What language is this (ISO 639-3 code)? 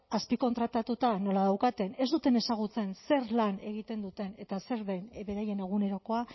eus